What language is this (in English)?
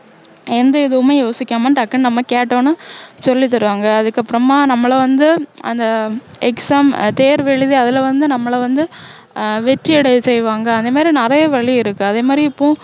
Tamil